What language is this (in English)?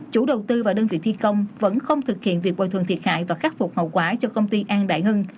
Vietnamese